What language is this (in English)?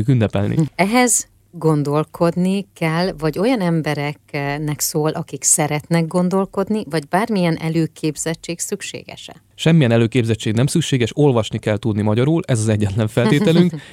Hungarian